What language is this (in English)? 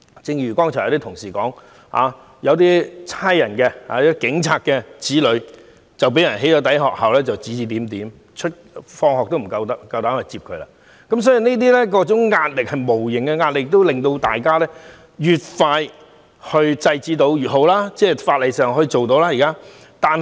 Cantonese